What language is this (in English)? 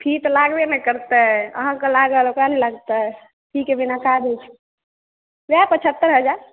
Maithili